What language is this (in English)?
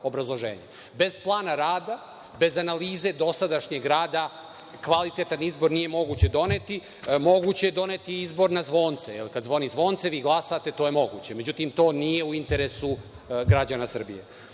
Serbian